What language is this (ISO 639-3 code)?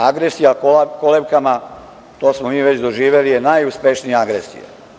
srp